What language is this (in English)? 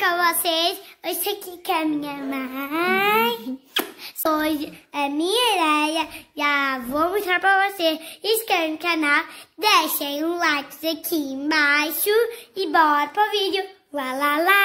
Portuguese